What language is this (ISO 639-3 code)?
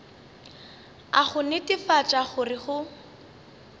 nso